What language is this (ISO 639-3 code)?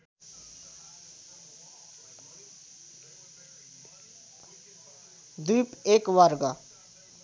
nep